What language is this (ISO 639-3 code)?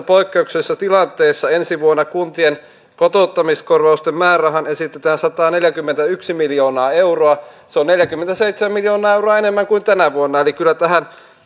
fin